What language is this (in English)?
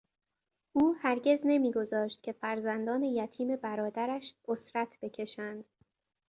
Persian